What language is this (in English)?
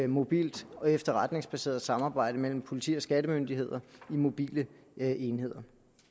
Danish